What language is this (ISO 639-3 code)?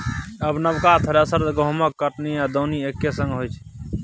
mai